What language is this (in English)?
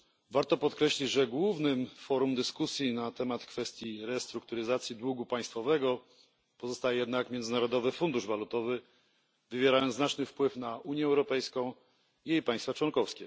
Polish